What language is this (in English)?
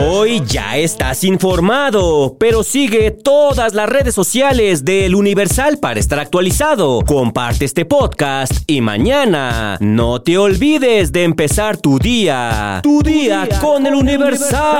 Spanish